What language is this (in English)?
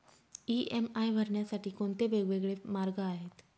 Marathi